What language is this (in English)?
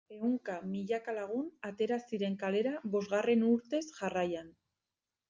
Basque